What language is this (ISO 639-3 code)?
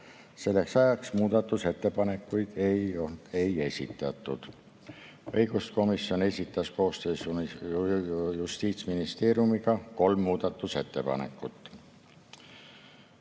est